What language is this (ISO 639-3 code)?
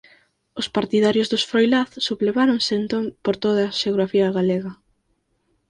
glg